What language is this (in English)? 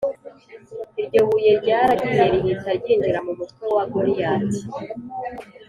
Kinyarwanda